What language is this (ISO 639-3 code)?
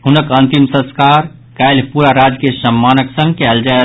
mai